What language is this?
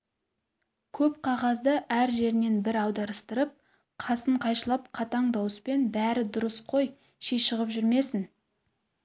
Kazakh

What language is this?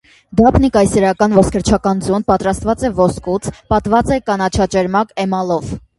Armenian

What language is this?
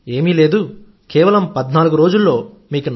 Telugu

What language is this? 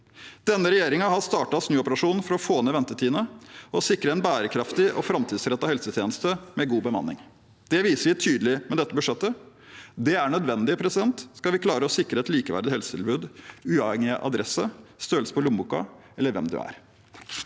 Norwegian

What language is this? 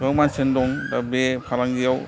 Bodo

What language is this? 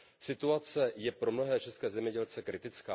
Czech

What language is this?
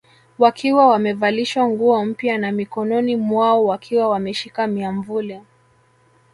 Swahili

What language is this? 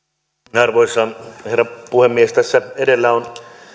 Finnish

